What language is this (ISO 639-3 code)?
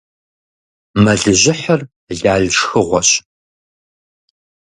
kbd